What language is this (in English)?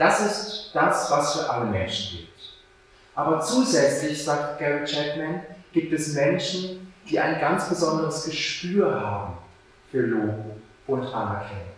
German